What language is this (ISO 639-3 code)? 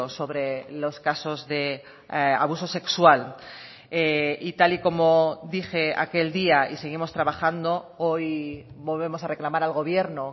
spa